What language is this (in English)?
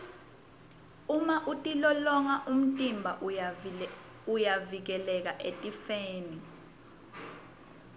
Swati